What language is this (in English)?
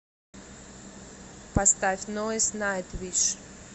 Russian